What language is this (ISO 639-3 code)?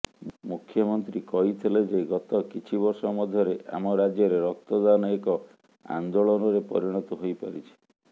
ori